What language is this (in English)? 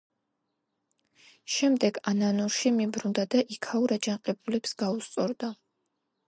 Georgian